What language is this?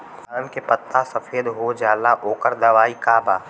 Bhojpuri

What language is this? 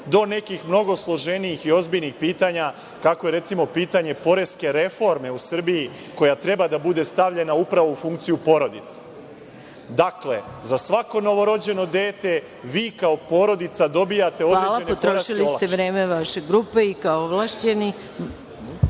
Serbian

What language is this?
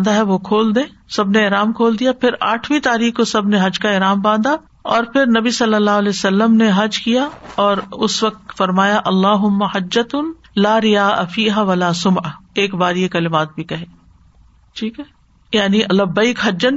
Urdu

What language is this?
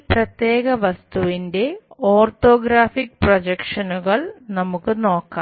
Malayalam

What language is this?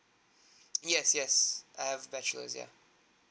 English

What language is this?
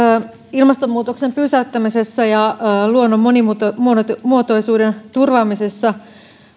Finnish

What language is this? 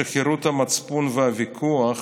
Hebrew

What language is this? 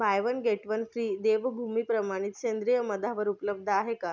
Marathi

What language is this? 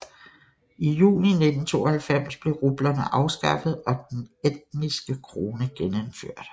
Danish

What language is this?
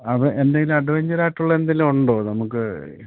Malayalam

